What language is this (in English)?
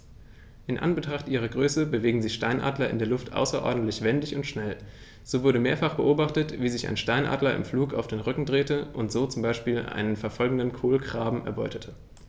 German